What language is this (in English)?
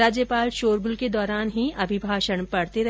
Hindi